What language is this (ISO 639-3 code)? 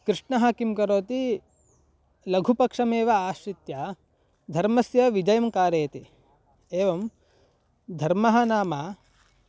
san